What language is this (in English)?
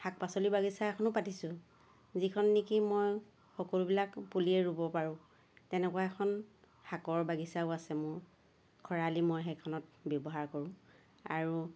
Assamese